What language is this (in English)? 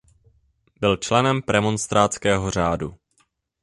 Czech